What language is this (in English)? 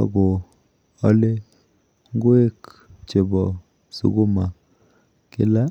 Kalenjin